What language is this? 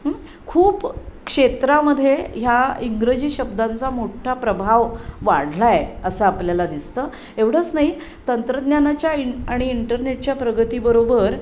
Marathi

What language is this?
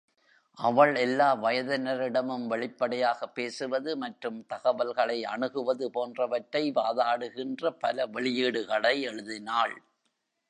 Tamil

